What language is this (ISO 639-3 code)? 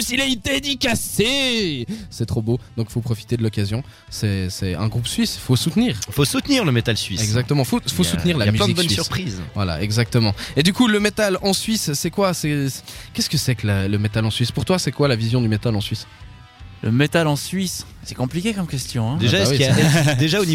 fra